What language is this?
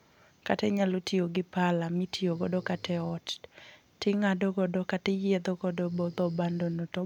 Luo (Kenya and Tanzania)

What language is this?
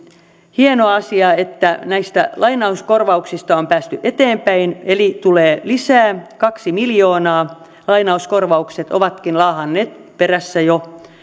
Finnish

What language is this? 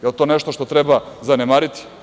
Serbian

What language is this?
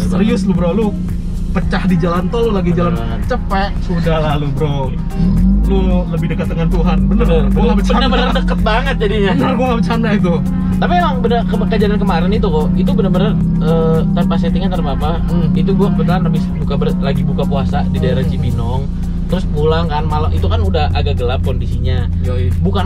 Indonesian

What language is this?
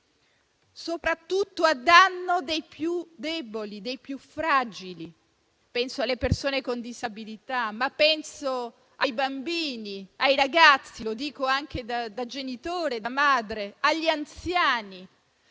Italian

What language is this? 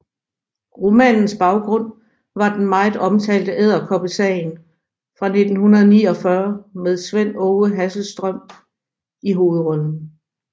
Danish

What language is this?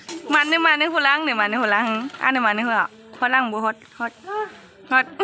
Thai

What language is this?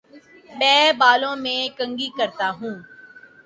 Urdu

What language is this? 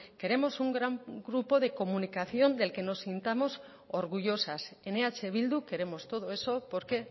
Spanish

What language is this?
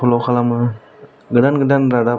Bodo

